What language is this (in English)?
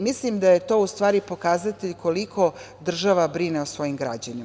Serbian